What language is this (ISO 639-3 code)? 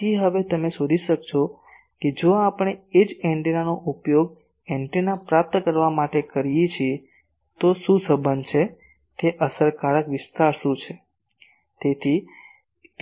guj